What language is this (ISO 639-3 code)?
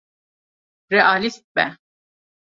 kur